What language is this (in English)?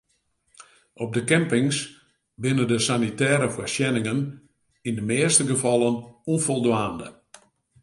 Western Frisian